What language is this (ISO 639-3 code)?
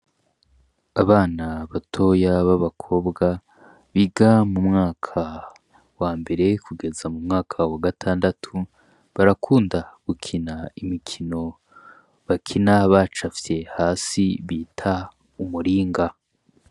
run